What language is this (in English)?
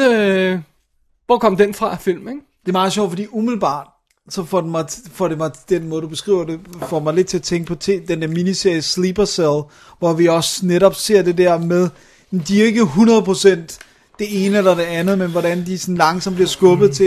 Danish